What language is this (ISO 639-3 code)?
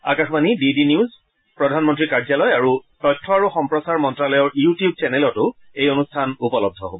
asm